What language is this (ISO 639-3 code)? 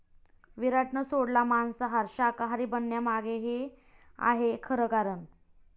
mar